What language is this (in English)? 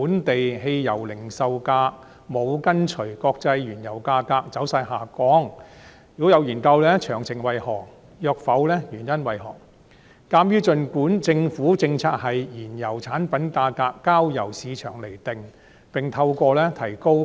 Cantonese